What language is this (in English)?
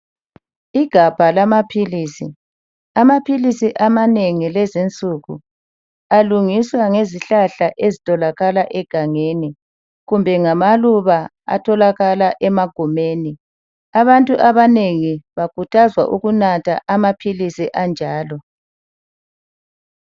North Ndebele